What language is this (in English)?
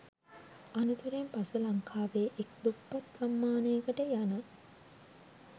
Sinhala